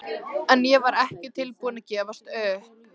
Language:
Icelandic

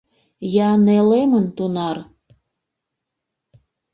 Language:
Mari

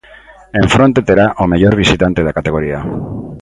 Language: Galician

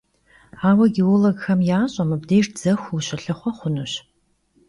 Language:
Kabardian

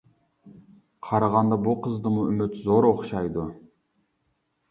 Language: Uyghur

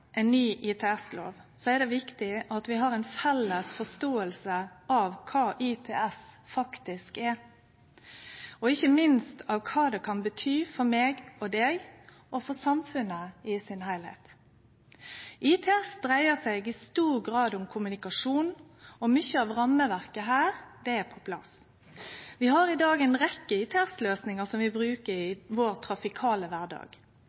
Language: Norwegian Nynorsk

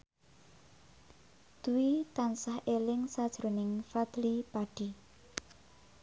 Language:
Javanese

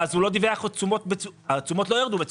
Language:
Hebrew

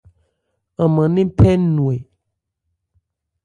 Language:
Ebrié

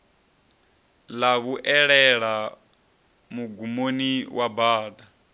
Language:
Venda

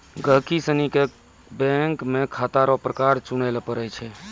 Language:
Maithili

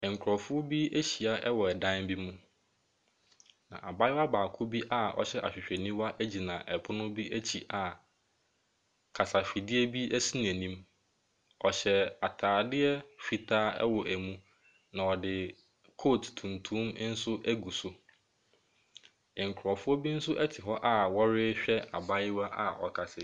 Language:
Akan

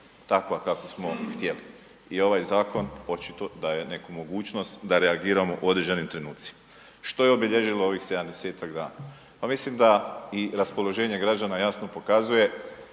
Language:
Croatian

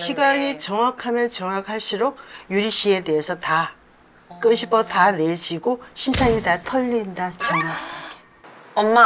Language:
Korean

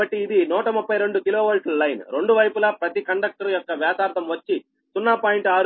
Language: Telugu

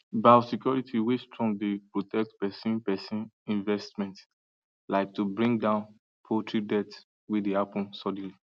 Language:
Nigerian Pidgin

